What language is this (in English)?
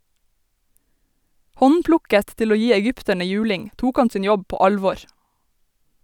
Norwegian